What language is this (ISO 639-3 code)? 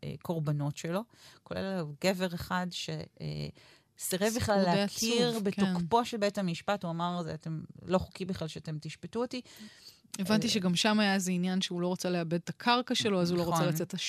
heb